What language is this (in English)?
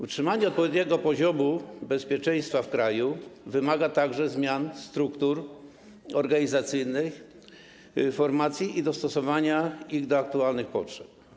Polish